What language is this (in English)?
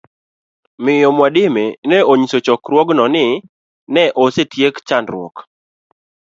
Luo (Kenya and Tanzania)